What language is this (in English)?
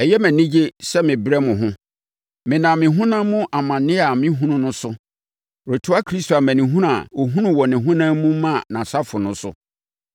Akan